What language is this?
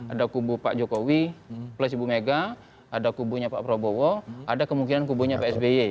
Indonesian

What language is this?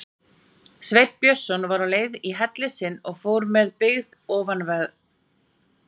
Icelandic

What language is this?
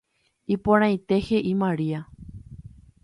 Guarani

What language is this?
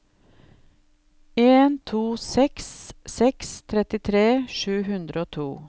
Norwegian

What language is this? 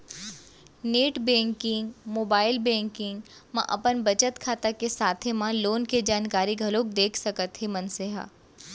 Chhattisgarhi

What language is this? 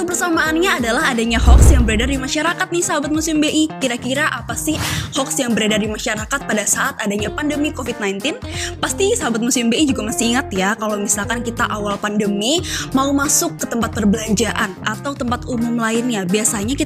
Indonesian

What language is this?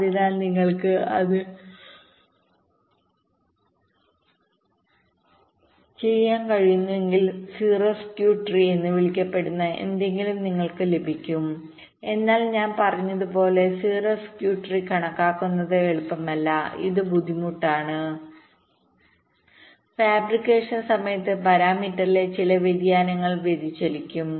Malayalam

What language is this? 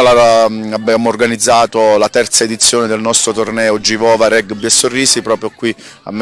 Italian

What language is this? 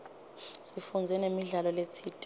Swati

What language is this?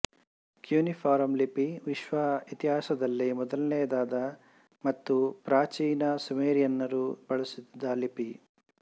Kannada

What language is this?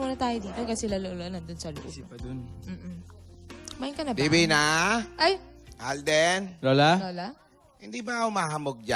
Filipino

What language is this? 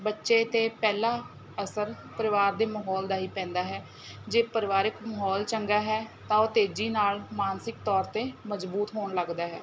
Punjabi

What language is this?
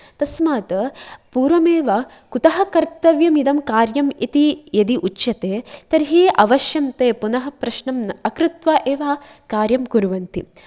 Sanskrit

